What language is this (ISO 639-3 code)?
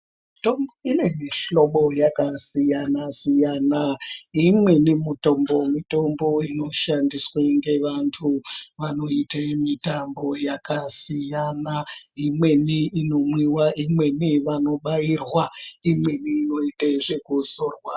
ndc